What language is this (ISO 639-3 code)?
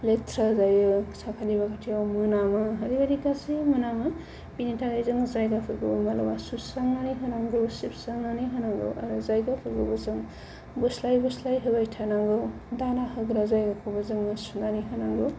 brx